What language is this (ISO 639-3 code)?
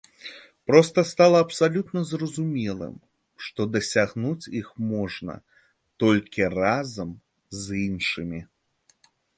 bel